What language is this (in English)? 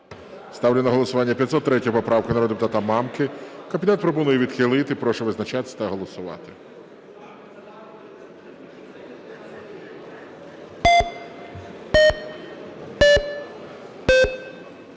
Ukrainian